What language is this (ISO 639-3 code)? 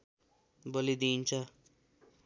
nep